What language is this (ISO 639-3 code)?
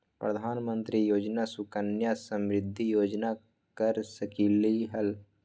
mag